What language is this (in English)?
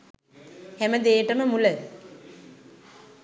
Sinhala